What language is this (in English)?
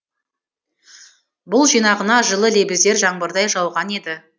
Kazakh